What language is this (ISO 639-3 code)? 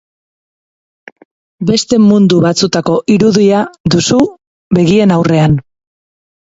eus